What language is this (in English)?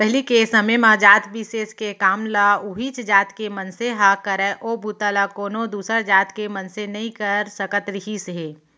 Chhattisgarhi